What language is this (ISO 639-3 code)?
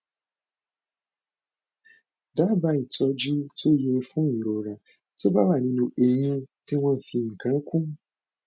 yor